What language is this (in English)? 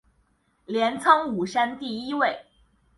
Chinese